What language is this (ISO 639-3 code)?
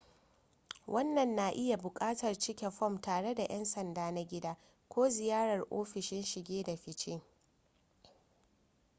hau